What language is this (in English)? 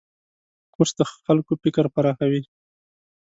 Pashto